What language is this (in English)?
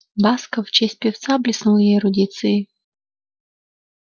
Russian